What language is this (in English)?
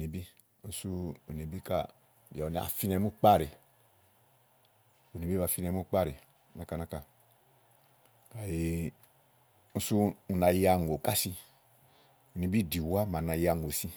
Igo